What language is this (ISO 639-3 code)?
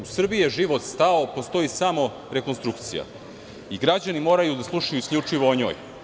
srp